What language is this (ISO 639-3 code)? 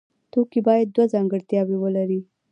pus